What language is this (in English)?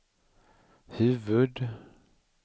Swedish